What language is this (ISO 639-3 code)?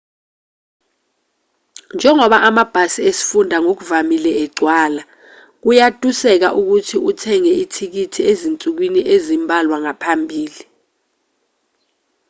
zul